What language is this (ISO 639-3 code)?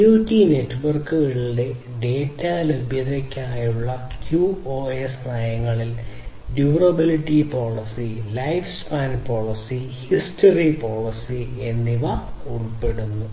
mal